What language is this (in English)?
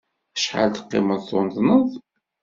Kabyle